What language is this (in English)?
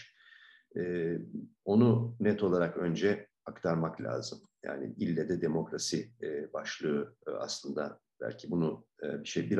Turkish